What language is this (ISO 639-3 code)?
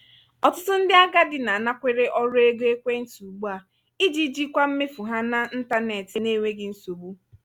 ibo